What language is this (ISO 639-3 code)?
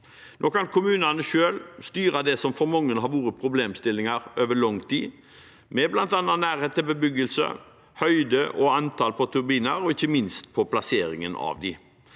nor